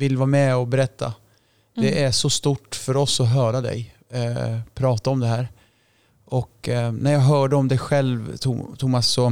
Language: Swedish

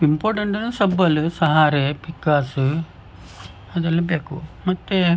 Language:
Kannada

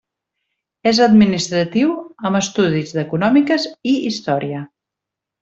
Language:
Catalan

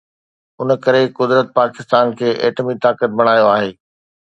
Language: Sindhi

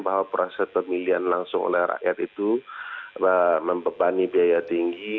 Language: Indonesian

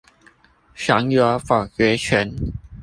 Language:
Chinese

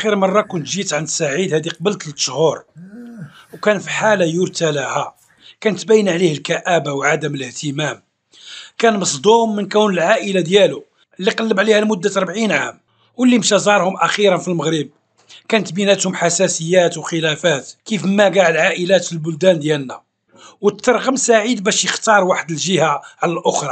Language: Arabic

